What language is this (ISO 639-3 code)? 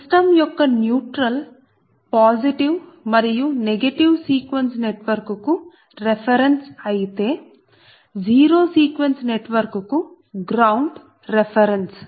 tel